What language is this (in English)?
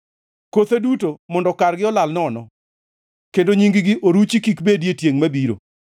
Luo (Kenya and Tanzania)